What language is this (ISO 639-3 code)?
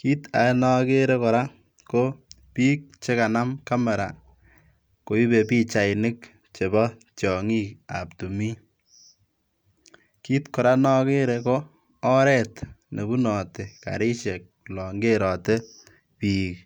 kln